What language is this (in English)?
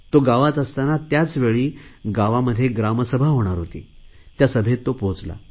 Marathi